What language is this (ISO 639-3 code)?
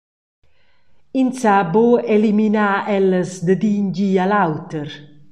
roh